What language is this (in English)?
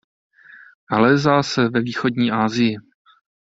Czech